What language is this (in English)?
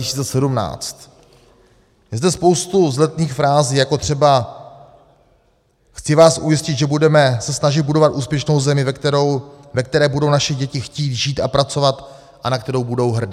Czech